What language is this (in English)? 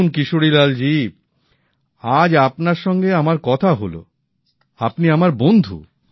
Bangla